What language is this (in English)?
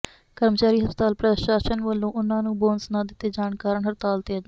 Punjabi